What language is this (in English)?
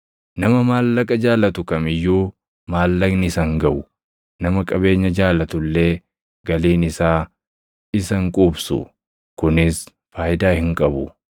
Oromo